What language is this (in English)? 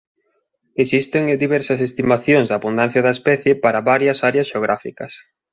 Galician